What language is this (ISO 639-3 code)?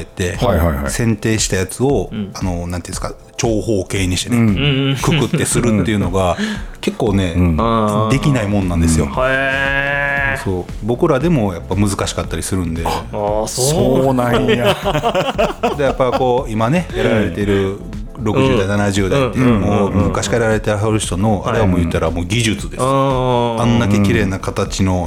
jpn